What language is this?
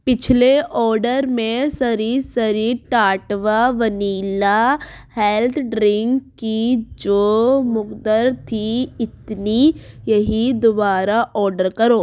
Urdu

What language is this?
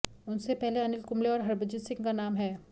Hindi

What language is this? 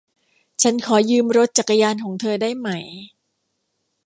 Thai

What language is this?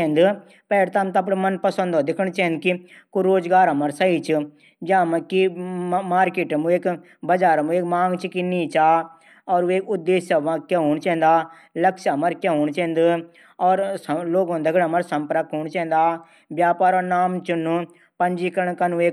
Garhwali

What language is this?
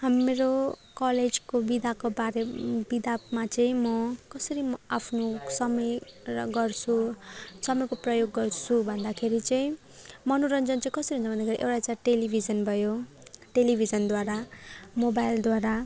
Nepali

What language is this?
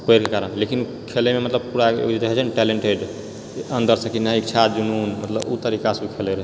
Maithili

